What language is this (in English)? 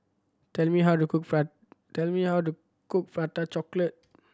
English